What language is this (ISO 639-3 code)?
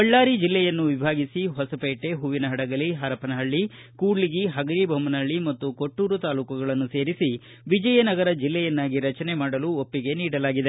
kan